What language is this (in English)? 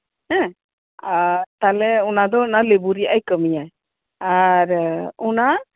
Santali